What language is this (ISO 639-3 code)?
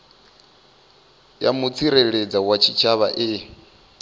ven